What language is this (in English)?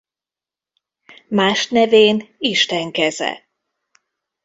Hungarian